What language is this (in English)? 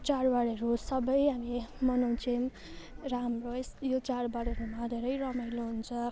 Nepali